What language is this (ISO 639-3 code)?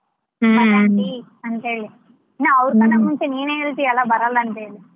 kan